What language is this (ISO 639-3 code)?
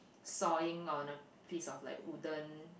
eng